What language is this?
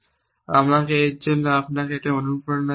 Bangla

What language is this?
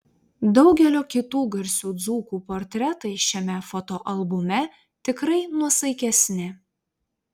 Lithuanian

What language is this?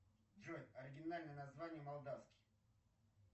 Russian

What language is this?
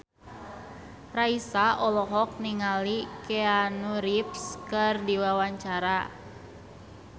Sundanese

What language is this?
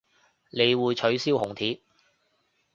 Cantonese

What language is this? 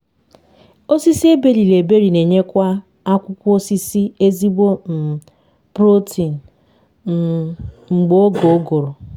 Igbo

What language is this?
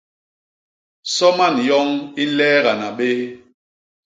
Basaa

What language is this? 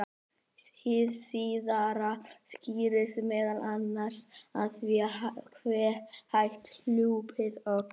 Icelandic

